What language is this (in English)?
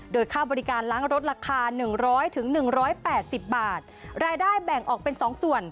Thai